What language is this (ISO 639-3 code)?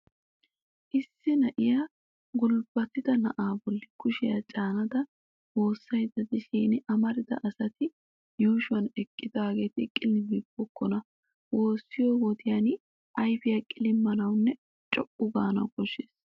wal